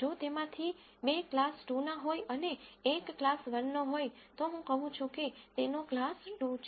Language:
Gujarati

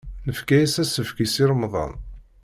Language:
Kabyle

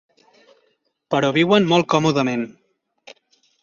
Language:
Catalan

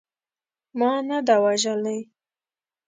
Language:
Pashto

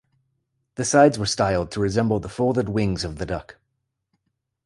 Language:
English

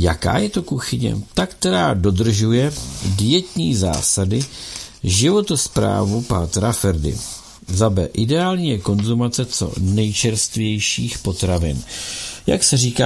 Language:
Czech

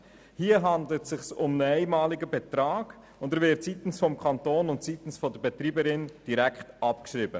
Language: Swiss German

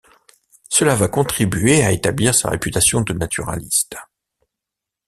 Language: French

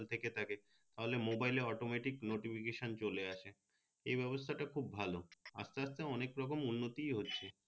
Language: Bangla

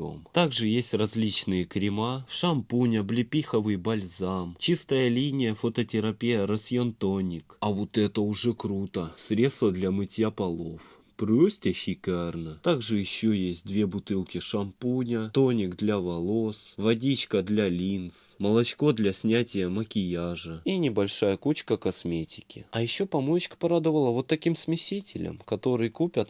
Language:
Russian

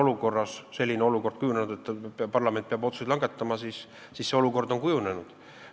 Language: Estonian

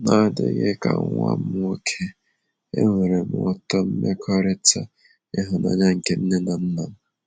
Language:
Igbo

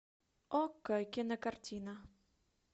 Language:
Russian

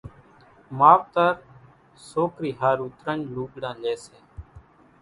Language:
Kachi Koli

